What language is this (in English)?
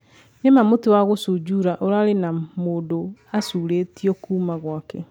Kikuyu